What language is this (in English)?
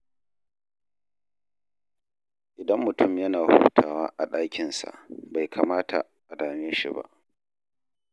Hausa